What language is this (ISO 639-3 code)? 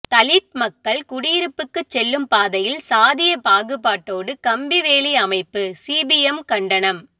tam